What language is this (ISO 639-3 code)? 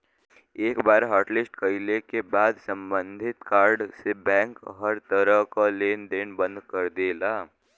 bho